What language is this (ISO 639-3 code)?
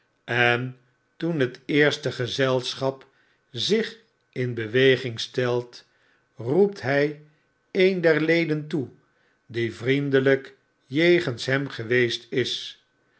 nld